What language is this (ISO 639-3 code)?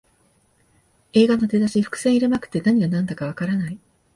jpn